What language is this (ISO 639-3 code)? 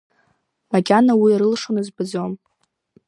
abk